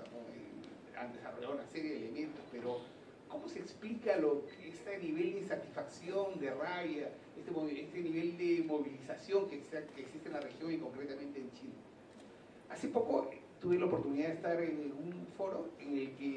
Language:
Spanish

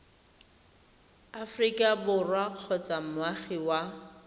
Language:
Tswana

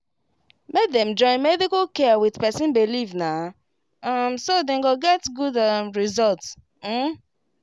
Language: Nigerian Pidgin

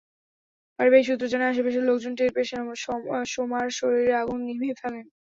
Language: Bangla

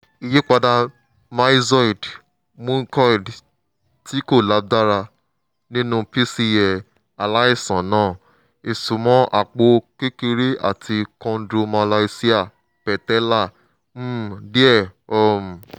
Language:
Yoruba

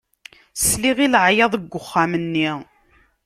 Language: Kabyle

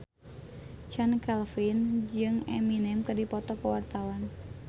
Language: Sundanese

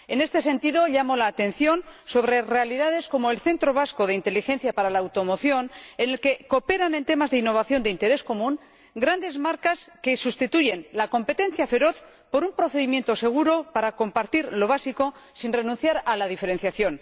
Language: Spanish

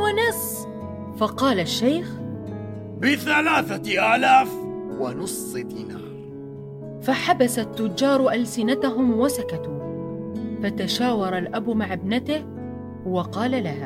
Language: Arabic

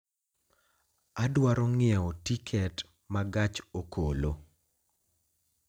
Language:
Luo (Kenya and Tanzania)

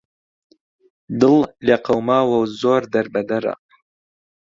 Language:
Central Kurdish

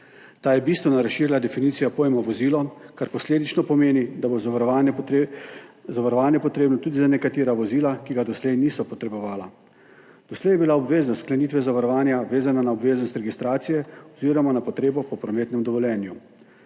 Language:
Slovenian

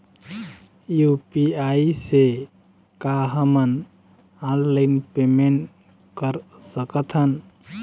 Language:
Chhattisgarhi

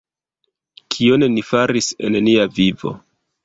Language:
Esperanto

